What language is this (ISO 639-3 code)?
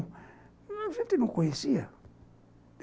por